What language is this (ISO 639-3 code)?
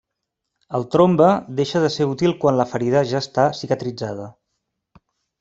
cat